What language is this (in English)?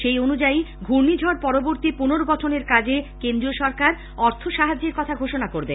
Bangla